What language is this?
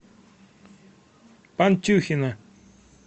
Russian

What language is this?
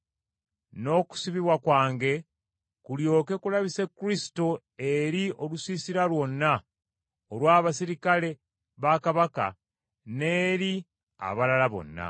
Ganda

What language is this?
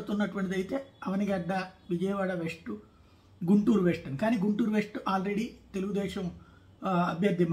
Telugu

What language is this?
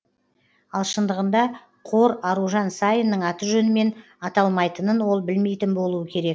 Kazakh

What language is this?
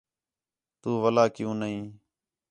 Khetrani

